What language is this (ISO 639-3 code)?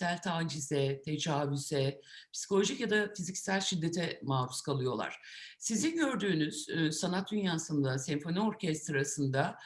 tur